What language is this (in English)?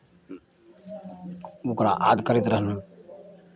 Maithili